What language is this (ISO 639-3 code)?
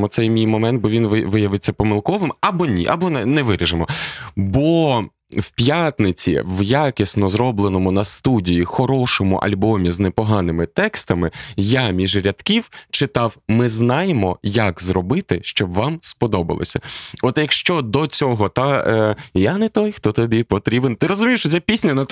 ukr